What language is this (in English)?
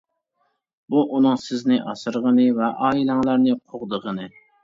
Uyghur